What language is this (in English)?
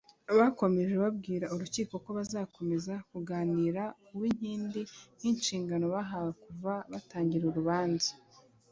Kinyarwanda